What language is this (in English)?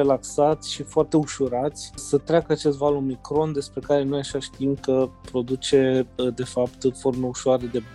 Romanian